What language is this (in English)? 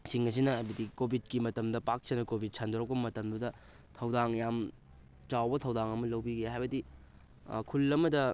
Manipuri